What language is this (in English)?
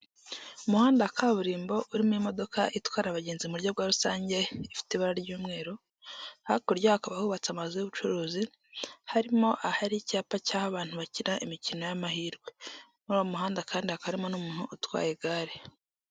Kinyarwanda